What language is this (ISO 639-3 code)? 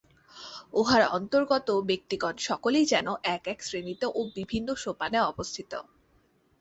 ben